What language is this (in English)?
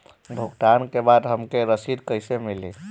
Bhojpuri